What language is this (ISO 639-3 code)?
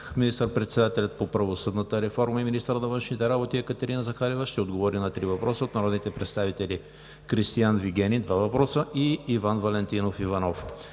bul